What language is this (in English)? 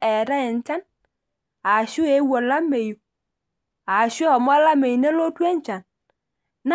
Masai